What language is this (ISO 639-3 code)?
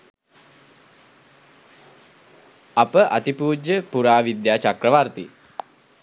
sin